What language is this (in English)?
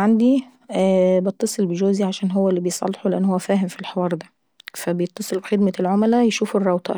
Saidi Arabic